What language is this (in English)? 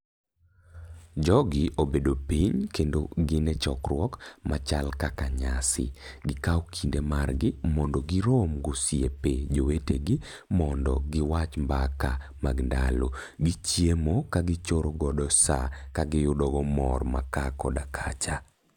Luo (Kenya and Tanzania)